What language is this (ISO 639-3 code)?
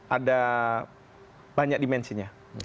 ind